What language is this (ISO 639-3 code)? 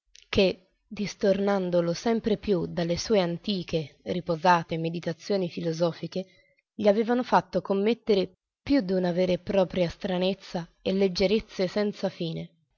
ita